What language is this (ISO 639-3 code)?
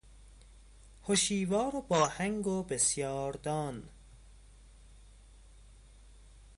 fas